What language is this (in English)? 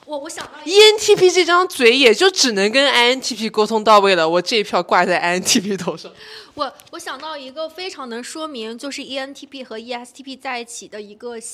Chinese